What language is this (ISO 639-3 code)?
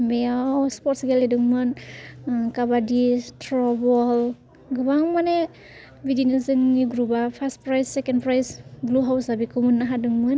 brx